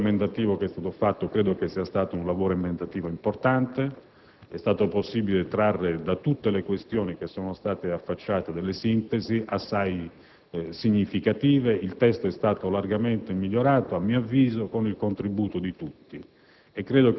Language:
Italian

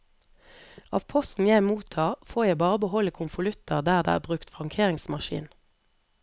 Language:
Norwegian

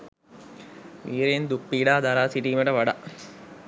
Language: Sinhala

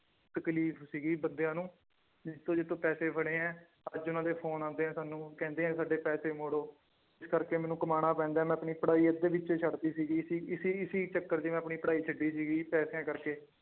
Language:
Punjabi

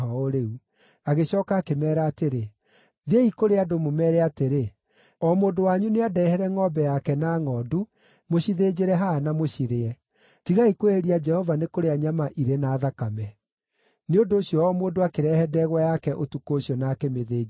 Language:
Kikuyu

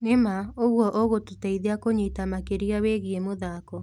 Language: Kikuyu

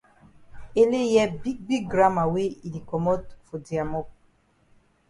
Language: Cameroon Pidgin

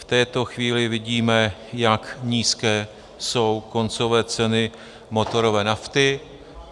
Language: Czech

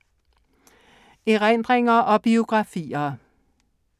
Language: Danish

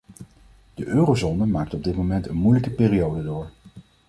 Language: Dutch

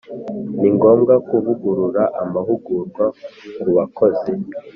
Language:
Kinyarwanda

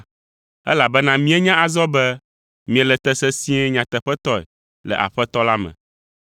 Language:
Ewe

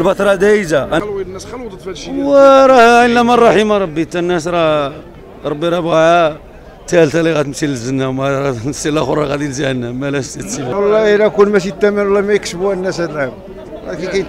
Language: Arabic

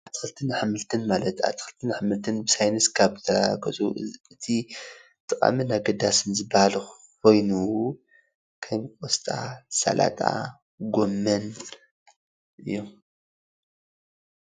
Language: Tigrinya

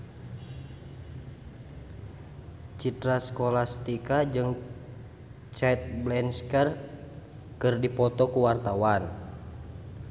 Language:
Sundanese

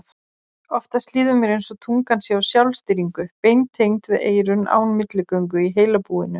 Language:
Icelandic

